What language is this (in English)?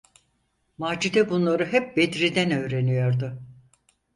Turkish